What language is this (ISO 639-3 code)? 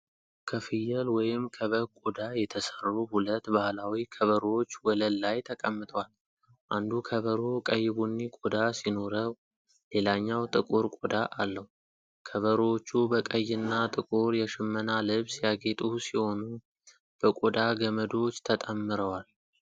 amh